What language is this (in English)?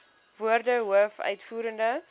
Afrikaans